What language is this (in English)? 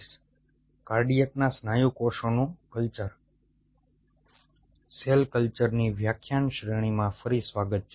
Gujarati